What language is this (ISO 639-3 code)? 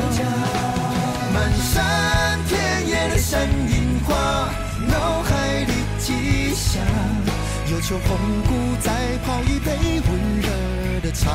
zho